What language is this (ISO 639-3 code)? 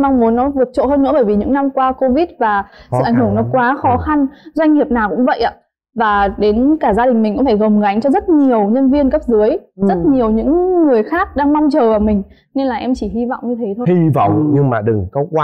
vie